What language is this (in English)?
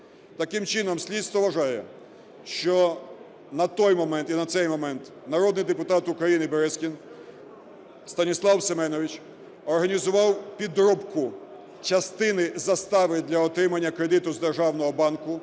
Ukrainian